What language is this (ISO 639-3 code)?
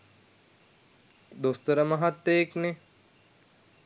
sin